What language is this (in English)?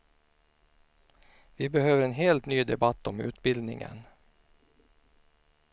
Swedish